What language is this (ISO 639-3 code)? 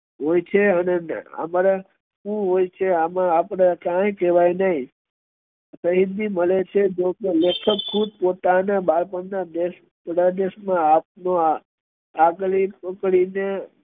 guj